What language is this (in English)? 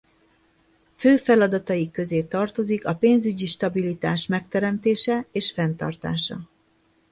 Hungarian